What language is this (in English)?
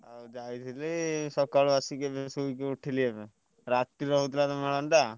Odia